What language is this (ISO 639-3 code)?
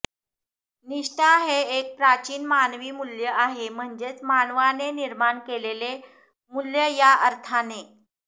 mar